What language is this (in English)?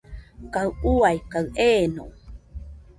Nüpode Huitoto